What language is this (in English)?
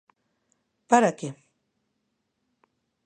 Galician